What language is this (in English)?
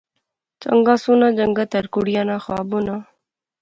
Pahari-Potwari